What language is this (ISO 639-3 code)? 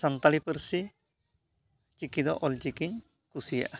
sat